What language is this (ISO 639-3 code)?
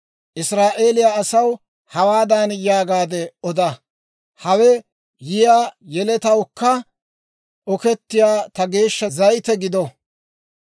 dwr